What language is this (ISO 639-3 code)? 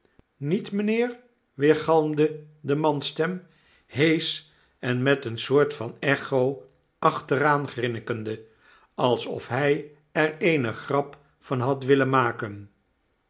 nld